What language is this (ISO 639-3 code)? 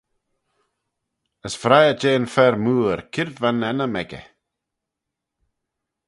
glv